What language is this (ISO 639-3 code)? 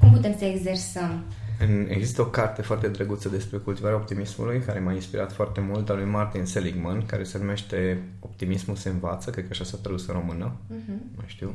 ron